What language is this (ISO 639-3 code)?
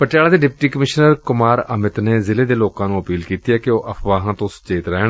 pan